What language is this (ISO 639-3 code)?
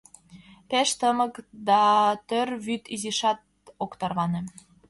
chm